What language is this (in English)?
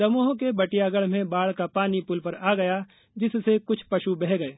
Hindi